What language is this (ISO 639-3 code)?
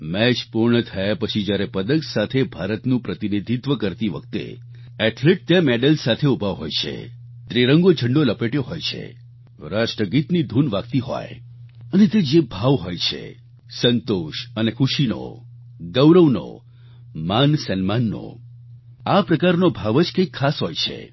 guj